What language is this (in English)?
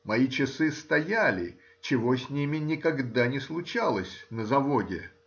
Russian